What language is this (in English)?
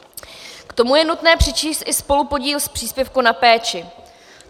Czech